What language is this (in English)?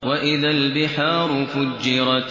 Arabic